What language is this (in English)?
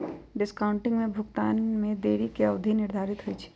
Magahi